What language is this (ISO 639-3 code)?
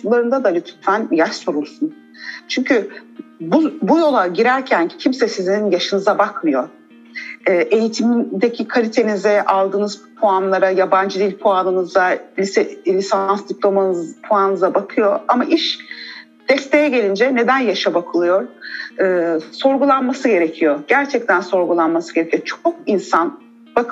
tur